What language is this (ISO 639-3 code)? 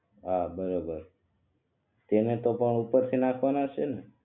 guj